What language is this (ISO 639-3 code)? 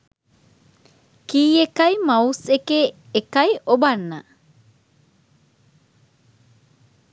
sin